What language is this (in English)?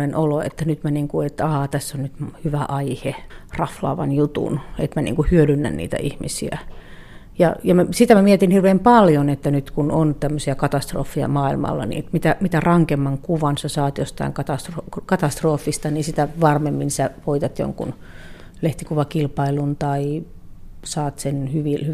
Finnish